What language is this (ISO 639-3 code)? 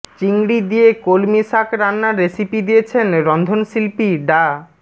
ben